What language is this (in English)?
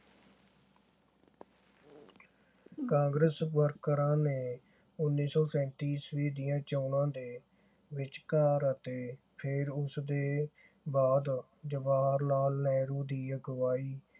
Punjabi